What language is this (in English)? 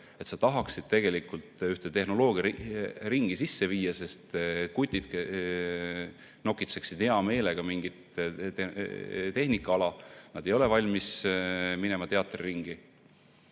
Estonian